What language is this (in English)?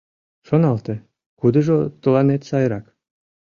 Mari